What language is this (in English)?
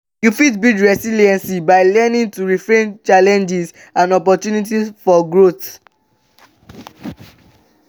Nigerian Pidgin